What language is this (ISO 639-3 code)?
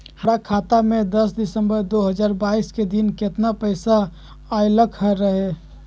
mag